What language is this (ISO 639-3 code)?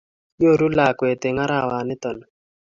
kln